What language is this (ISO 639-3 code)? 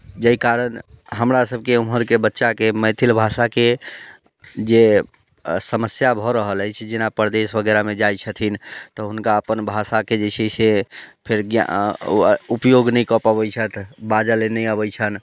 mai